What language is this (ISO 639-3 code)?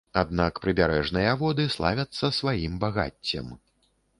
bel